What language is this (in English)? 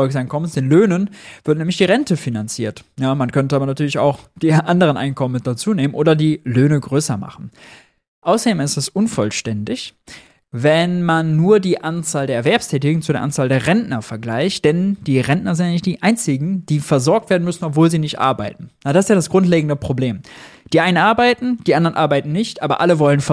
German